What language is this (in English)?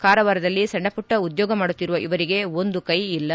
Kannada